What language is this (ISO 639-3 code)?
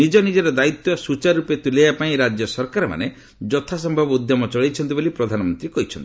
ori